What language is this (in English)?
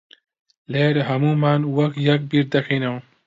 Central Kurdish